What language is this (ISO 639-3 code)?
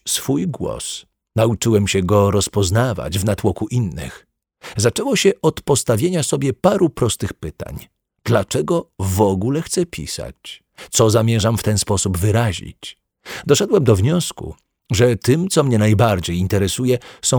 pol